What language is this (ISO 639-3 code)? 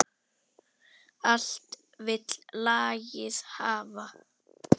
isl